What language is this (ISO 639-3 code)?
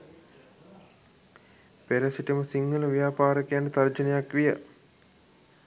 sin